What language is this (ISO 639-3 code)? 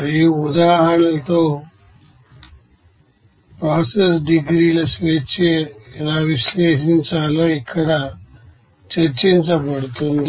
tel